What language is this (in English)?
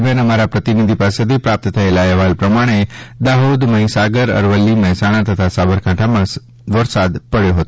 Gujarati